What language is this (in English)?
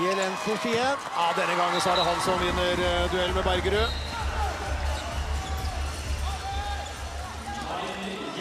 Norwegian